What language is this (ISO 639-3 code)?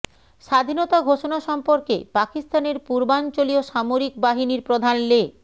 ben